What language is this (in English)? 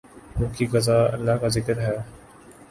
Urdu